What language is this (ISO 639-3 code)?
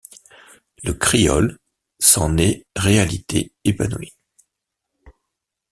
fra